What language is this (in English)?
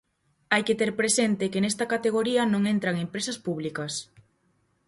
Galician